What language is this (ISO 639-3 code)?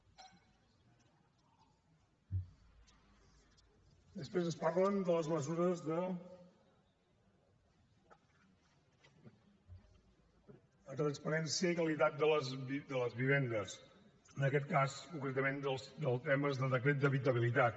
cat